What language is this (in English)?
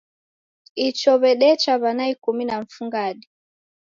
Taita